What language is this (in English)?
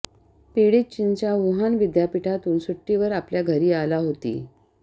Marathi